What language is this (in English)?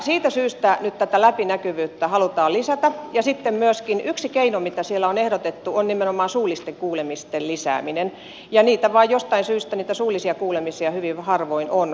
Finnish